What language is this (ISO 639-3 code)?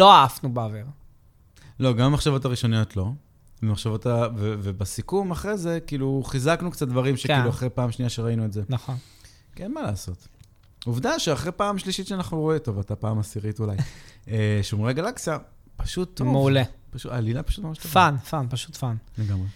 heb